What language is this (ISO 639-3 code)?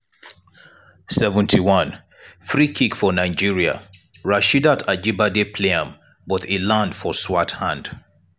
pcm